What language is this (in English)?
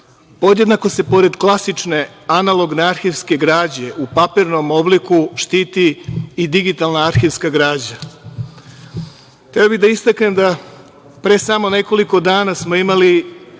Serbian